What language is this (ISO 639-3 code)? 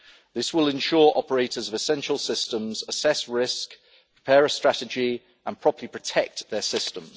eng